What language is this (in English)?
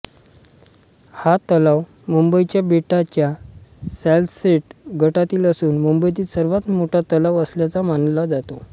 Marathi